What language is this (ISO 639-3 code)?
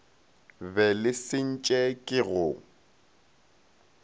nso